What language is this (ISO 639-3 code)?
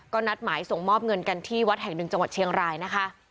tha